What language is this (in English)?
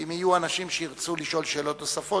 Hebrew